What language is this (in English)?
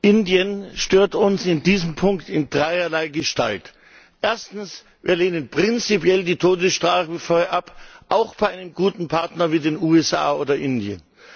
German